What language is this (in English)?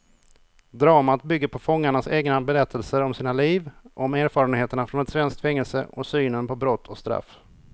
Swedish